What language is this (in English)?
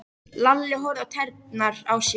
Icelandic